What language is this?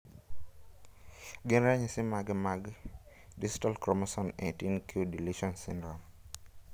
Luo (Kenya and Tanzania)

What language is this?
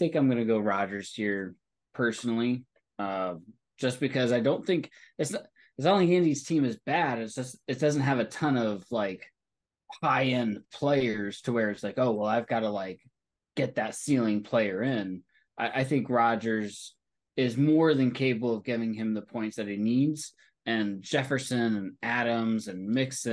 English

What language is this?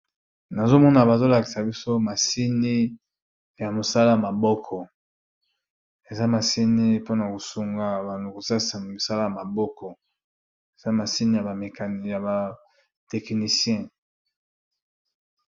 Lingala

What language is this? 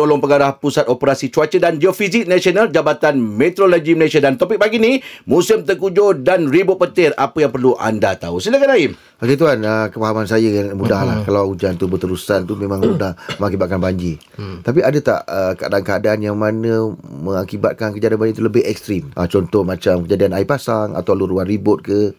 Malay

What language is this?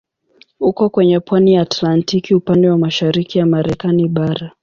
Swahili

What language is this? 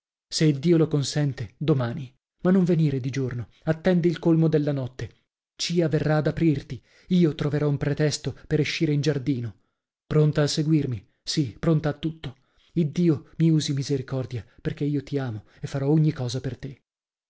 Italian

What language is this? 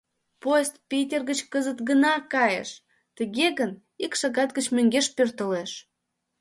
Mari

